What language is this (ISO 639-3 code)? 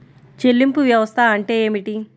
tel